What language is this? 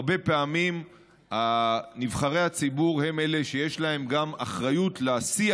Hebrew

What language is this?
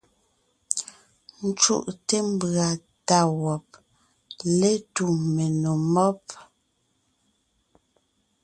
Ngiemboon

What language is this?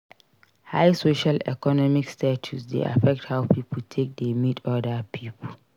Nigerian Pidgin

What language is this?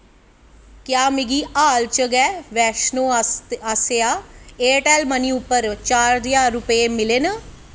Dogri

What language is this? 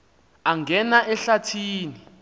Xhosa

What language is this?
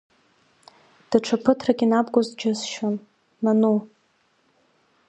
Abkhazian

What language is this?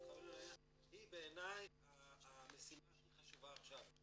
Hebrew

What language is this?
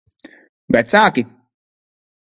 Latvian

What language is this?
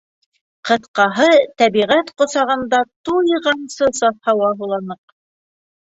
Bashkir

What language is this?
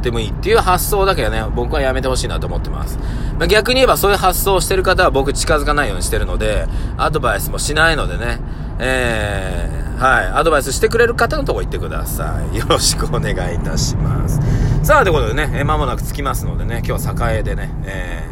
Japanese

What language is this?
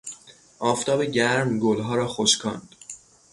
Persian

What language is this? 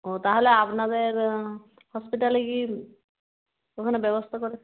Bangla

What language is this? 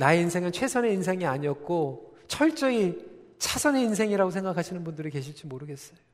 Korean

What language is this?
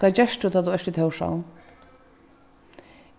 Faroese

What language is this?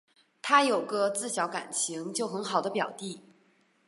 Chinese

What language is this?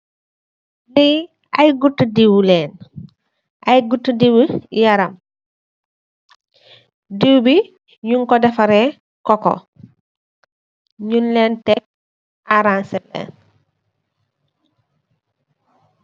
Wolof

